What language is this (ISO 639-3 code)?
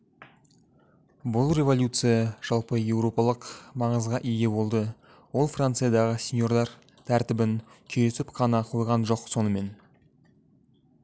kaz